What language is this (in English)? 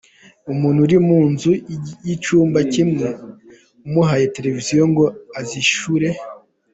Kinyarwanda